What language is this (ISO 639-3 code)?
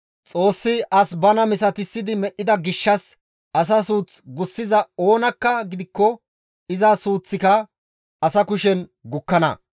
gmv